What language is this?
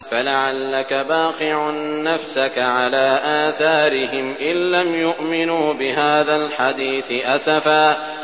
Arabic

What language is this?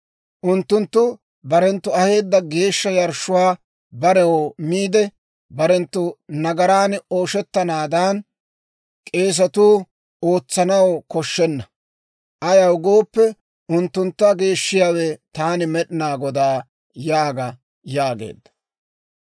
Dawro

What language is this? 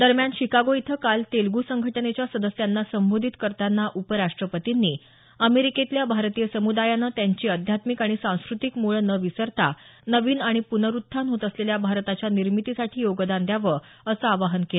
Marathi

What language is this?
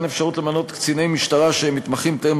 Hebrew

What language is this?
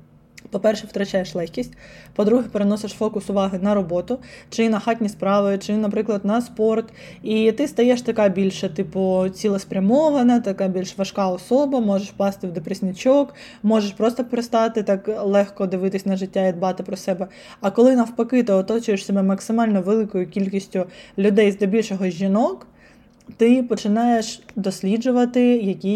Ukrainian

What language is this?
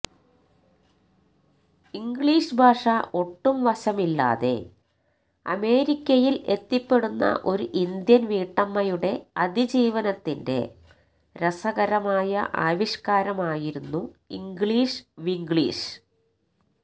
Malayalam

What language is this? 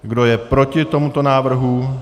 Czech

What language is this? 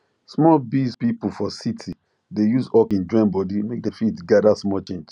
Nigerian Pidgin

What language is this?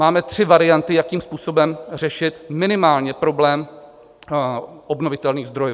Czech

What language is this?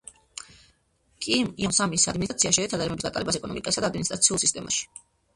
Georgian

